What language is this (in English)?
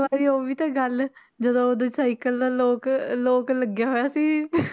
Punjabi